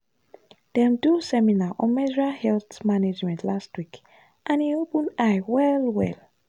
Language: Nigerian Pidgin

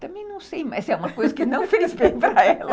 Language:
Portuguese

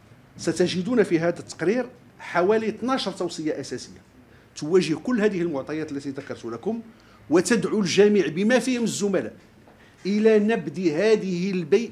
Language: Arabic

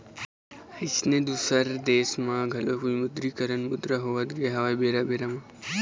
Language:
Chhattisgarhi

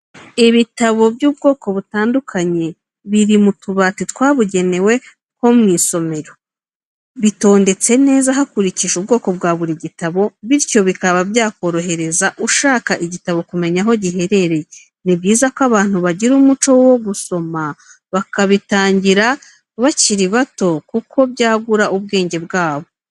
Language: Kinyarwanda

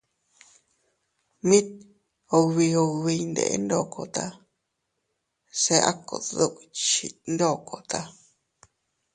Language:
Teutila Cuicatec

